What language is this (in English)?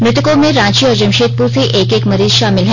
Hindi